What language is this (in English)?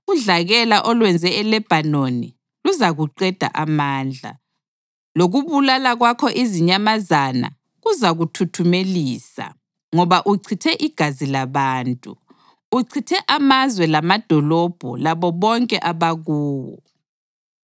North Ndebele